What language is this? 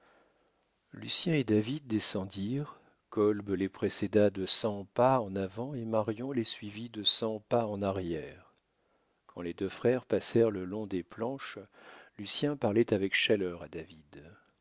French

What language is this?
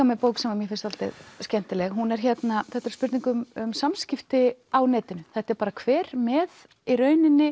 Icelandic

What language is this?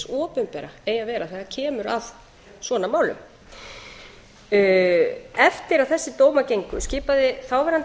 Icelandic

